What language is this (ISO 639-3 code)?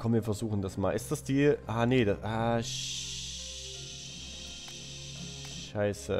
deu